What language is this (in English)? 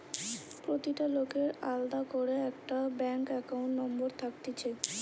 Bangla